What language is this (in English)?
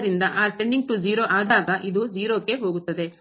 Kannada